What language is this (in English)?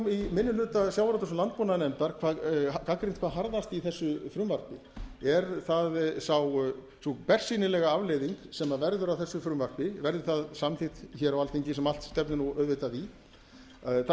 Icelandic